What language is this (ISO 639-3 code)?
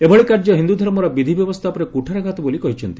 ori